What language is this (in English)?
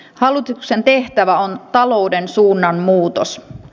Finnish